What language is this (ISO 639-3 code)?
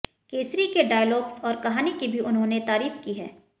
hin